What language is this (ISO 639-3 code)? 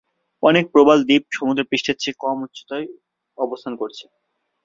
ben